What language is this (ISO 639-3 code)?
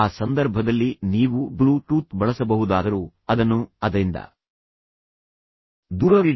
kan